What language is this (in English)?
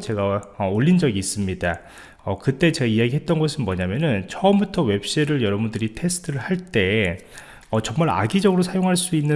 Korean